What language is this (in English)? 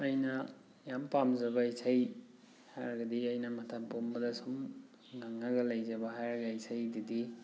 Manipuri